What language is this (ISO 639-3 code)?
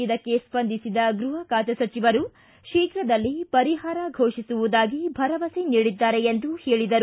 kan